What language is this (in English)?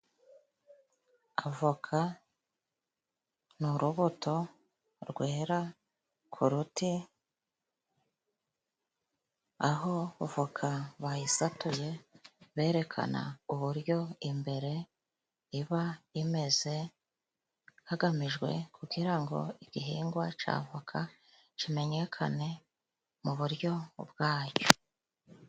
Kinyarwanda